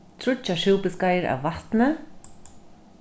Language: Faroese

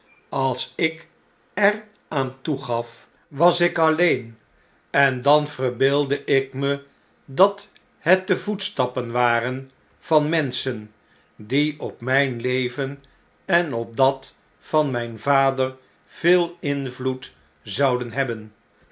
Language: Dutch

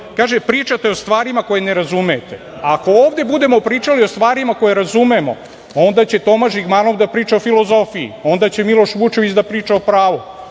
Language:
Serbian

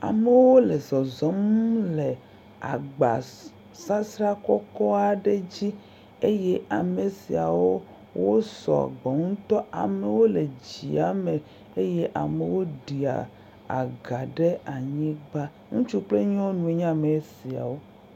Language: Ewe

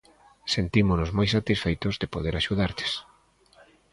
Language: Galician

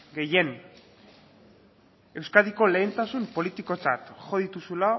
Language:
Basque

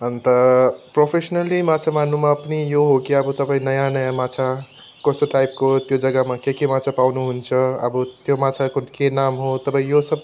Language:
Nepali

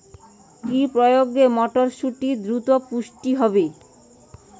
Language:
Bangla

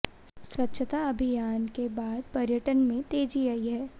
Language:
Hindi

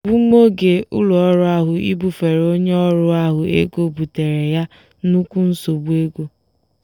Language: Igbo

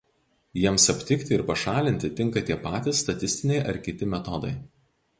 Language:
Lithuanian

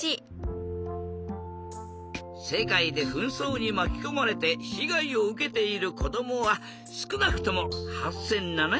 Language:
Japanese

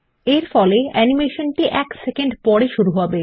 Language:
Bangla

